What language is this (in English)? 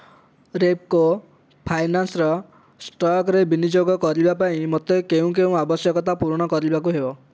Odia